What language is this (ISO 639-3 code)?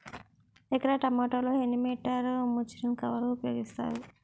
tel